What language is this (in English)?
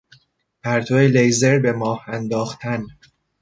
Persian